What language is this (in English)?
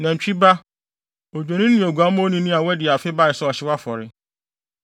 Akan